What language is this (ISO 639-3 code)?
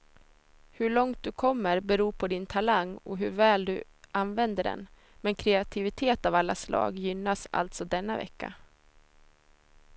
swe